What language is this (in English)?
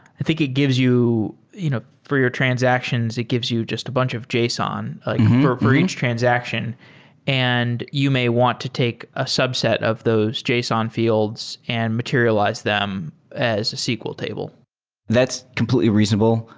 English